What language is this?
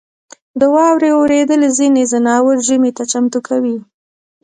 Pashto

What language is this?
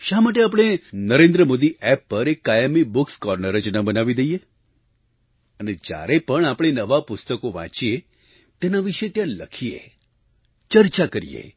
Gujarati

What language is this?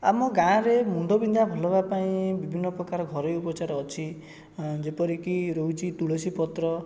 Odia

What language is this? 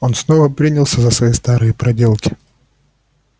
Russian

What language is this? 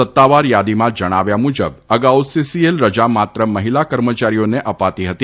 Gujarati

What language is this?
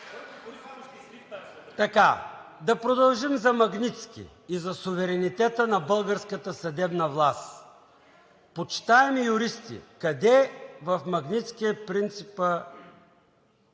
Bulgarian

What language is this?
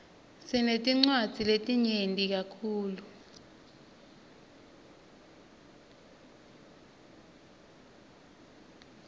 Swati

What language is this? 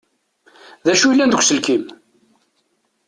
Kabyle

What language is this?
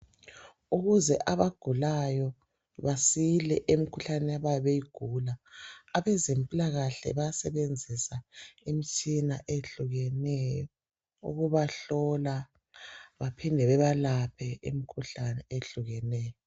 North Ndebele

